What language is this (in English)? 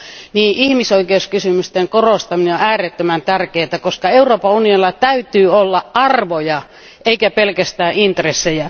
Finnish